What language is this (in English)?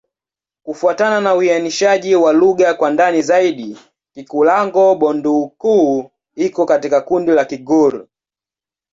Swahili